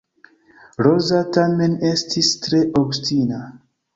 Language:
Esperanto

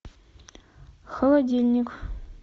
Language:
Russian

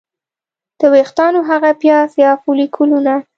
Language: Pashto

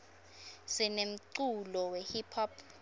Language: Swati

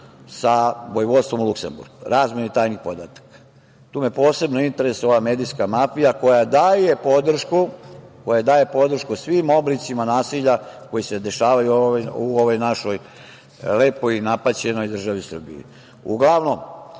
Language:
Serbian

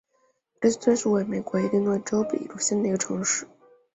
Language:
Chinese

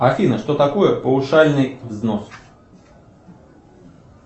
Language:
Russian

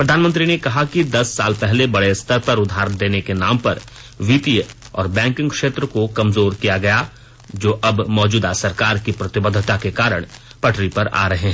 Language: Hindi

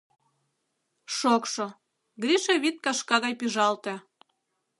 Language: Mari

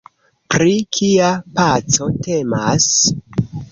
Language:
Esperanto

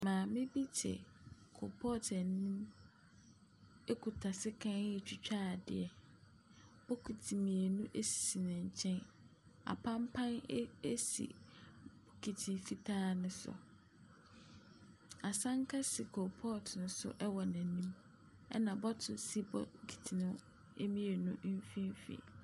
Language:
Akan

